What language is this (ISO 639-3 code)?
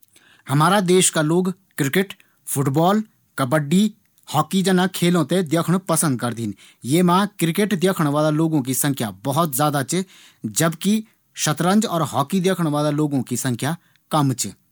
gbm